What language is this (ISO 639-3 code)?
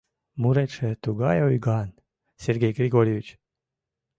chm